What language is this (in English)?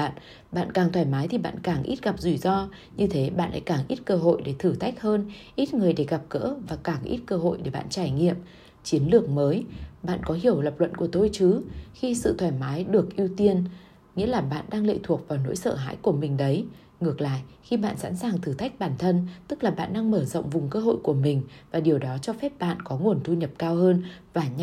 Vietnamese